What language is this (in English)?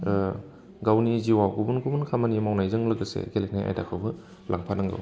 Bodo